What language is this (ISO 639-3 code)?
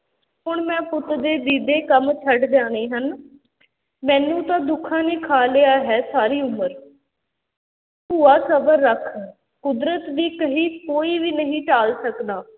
pan